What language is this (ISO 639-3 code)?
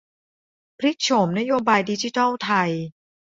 tha